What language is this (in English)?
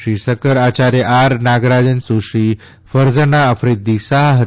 Gujarati